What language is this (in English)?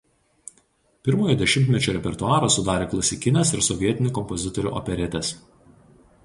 Lithuanian